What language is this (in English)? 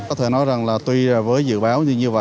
Vietnamese